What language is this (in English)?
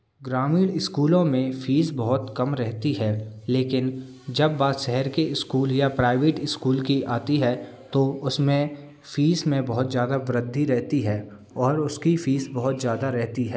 Hindi